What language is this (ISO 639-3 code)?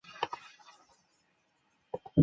zho